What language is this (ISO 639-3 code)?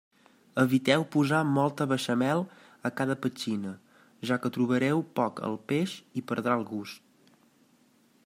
cat